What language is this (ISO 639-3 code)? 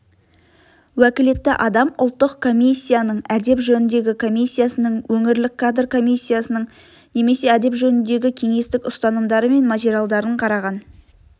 kaz